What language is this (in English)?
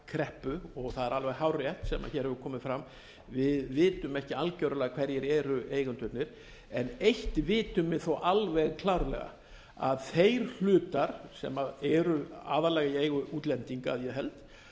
Icelandic